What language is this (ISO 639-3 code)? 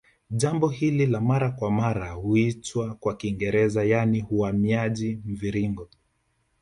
swa